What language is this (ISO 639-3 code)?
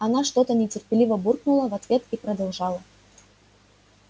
rus